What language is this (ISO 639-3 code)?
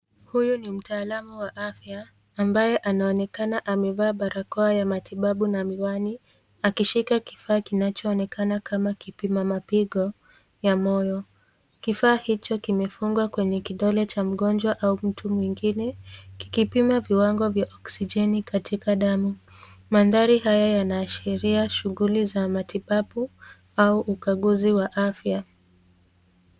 swa